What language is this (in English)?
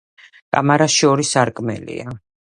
Georgian